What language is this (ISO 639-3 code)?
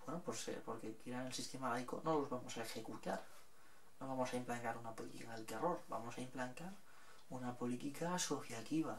spa